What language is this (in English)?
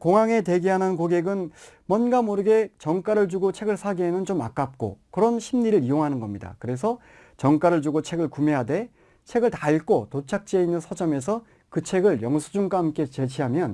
Korean